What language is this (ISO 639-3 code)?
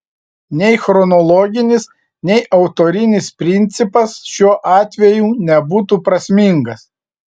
lit